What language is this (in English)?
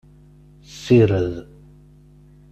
Kabyle